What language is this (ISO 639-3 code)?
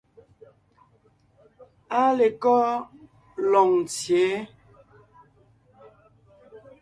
nnh